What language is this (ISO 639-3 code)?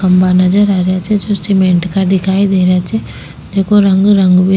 raj